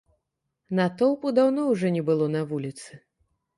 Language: Belarusian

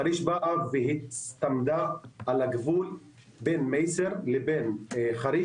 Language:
Hebrew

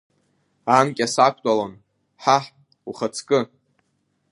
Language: Abkhazian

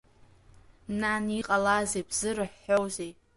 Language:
Abkhazian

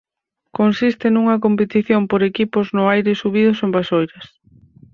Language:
Galician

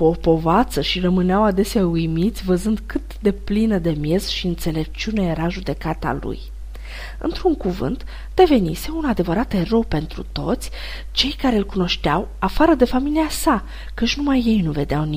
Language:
Romanian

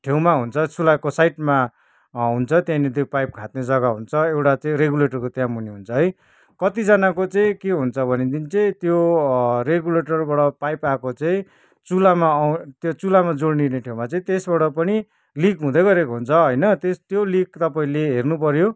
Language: Nepali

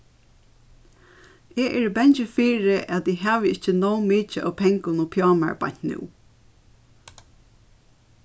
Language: Faroese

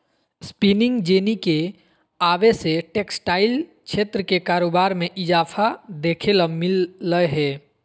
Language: Magahi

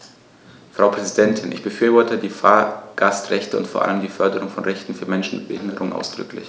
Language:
German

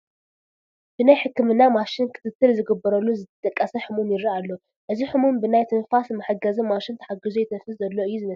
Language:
Tigrinya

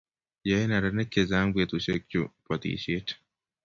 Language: Kalenjin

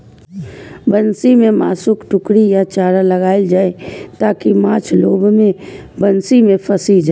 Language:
Maithili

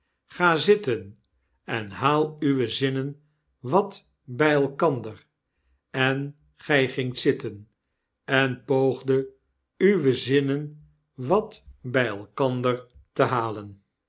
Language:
Dutch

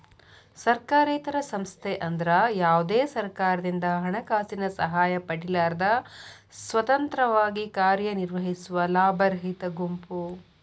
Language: Kannada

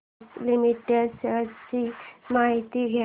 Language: Marathi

